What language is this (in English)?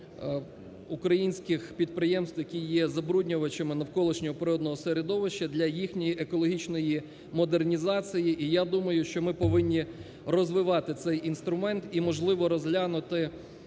Ukrainian